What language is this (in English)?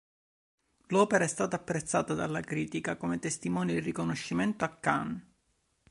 Italian